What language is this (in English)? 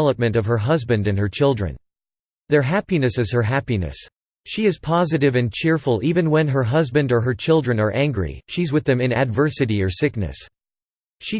English